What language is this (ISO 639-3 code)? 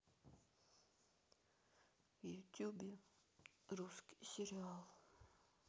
rus